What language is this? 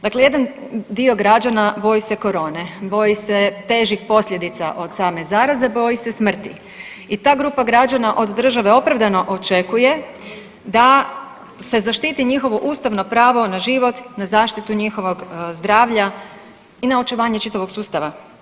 Croatian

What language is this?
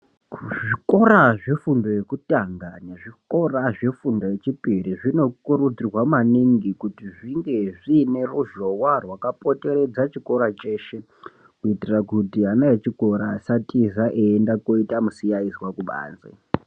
Ndau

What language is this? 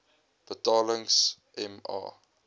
Afrikaans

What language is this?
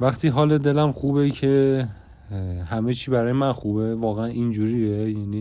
Persian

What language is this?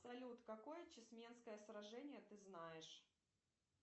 Russian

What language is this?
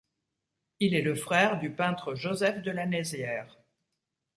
French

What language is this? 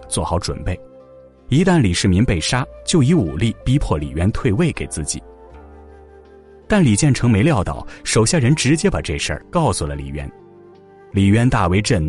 Chinese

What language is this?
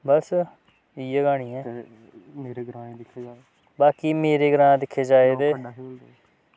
Dogri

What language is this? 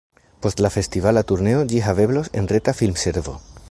Esperanto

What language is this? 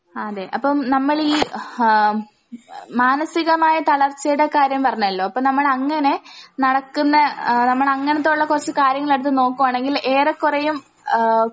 Malayalam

